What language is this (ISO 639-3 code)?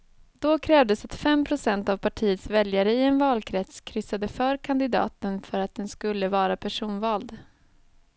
swe